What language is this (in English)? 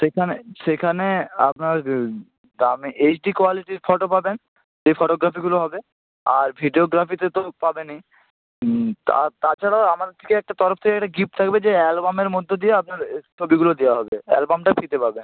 Bangla